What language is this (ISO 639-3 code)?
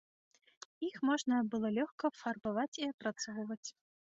bel